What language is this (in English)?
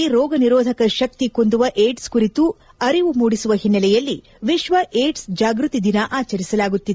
Kannada